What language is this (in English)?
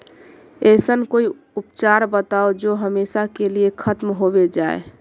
Magahi